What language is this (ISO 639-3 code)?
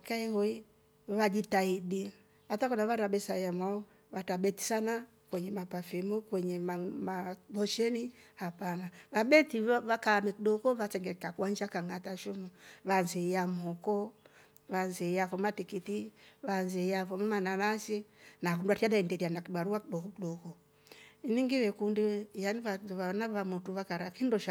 rof